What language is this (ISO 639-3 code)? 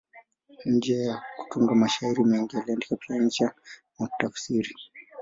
swa